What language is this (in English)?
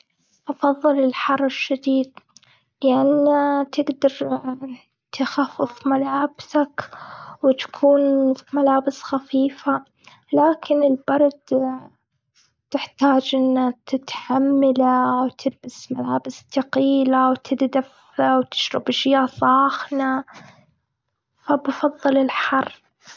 Gulf Arabic